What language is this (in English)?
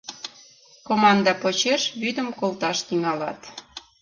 Mari